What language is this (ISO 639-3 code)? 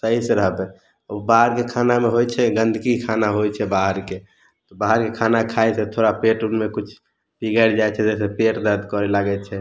mai